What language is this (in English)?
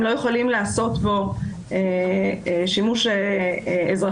Hebrew